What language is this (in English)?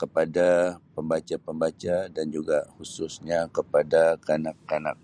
Sabah Malay